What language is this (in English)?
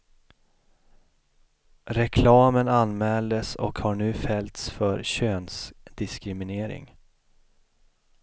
Swedish